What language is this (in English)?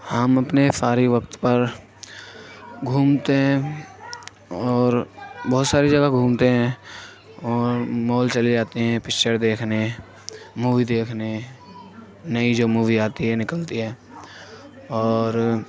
Urdu